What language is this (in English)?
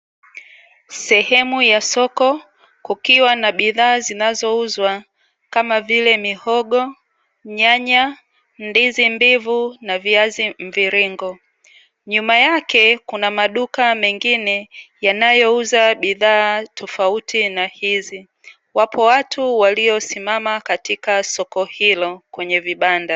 Swahili